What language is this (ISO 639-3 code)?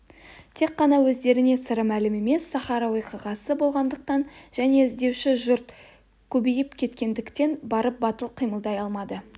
kaz